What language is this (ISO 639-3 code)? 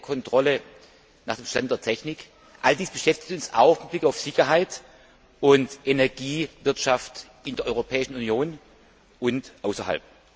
deu